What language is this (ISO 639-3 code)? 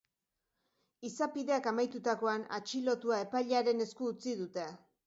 eus